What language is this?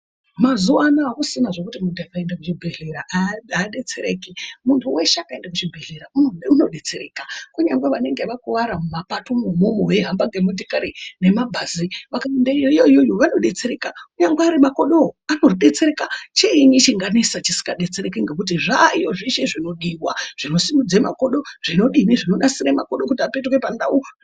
Ndau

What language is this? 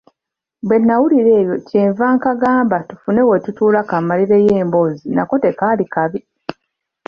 Ganda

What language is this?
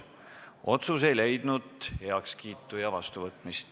Estonian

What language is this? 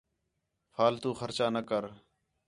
Khetrani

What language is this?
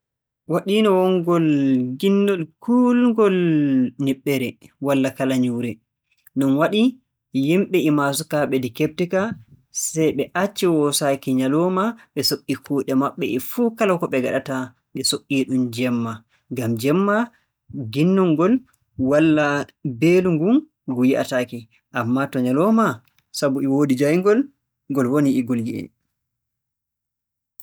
Borgu Fulfulde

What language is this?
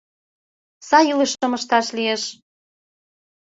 Mari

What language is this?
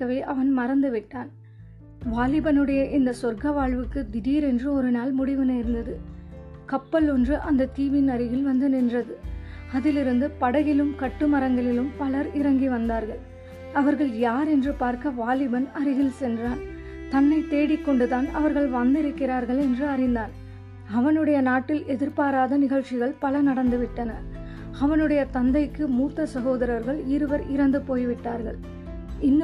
Tamil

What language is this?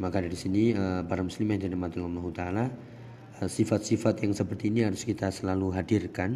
Indonesian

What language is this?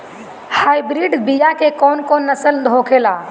Bhojpuri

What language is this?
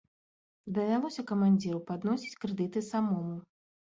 Belarusian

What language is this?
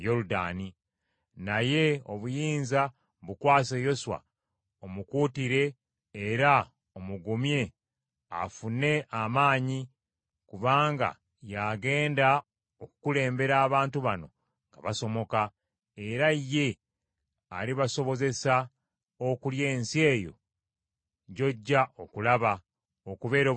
Ganda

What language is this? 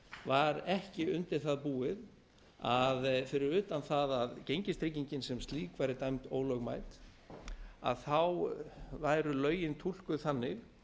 Icelandic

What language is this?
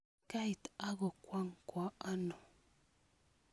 Kalenjin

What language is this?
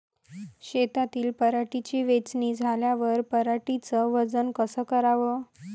Marathi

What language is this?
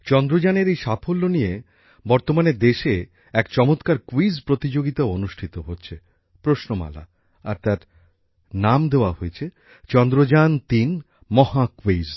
Bangla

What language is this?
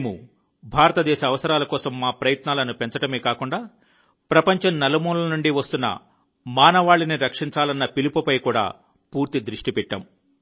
Telugu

